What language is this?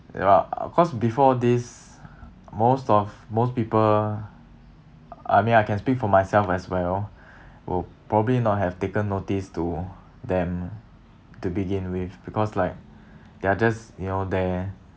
English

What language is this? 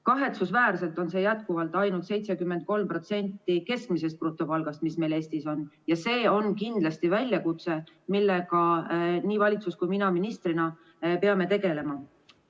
Estonian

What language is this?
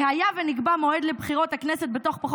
Hebrew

